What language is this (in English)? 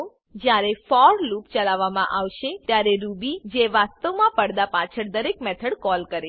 Gujarati